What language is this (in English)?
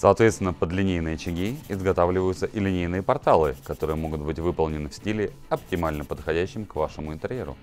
Russian